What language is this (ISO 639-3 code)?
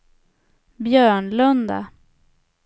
swe